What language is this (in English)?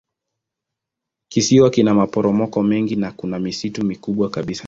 Swahili